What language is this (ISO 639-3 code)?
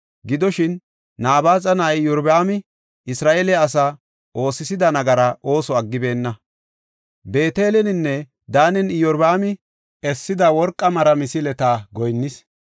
gof